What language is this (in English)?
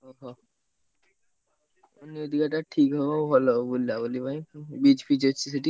Odia